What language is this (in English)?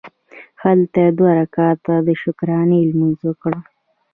Pashto